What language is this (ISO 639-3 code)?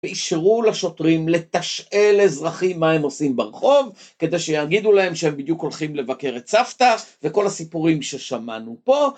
heb